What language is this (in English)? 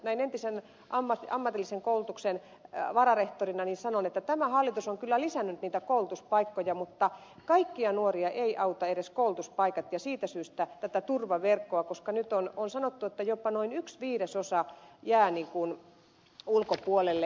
Finnish